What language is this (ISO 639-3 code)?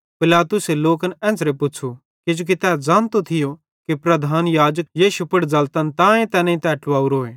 bhd